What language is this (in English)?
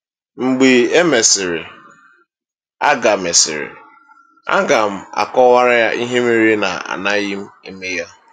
Igbo